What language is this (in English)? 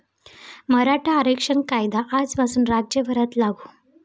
Marathi